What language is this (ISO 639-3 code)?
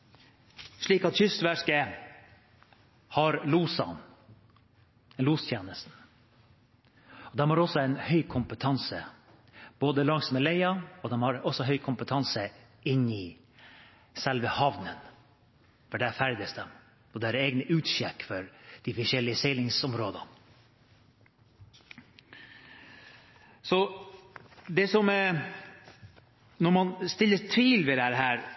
nob